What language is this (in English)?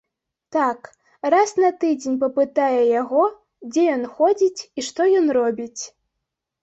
Belarusian